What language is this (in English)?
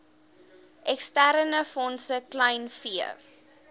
Afrikaans